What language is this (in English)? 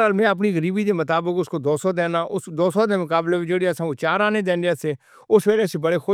Northern Hindko